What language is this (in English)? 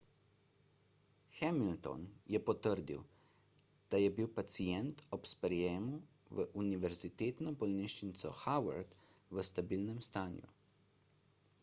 Slovenian